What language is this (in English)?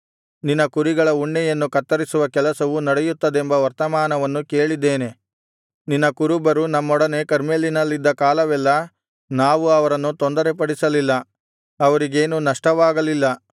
Kannada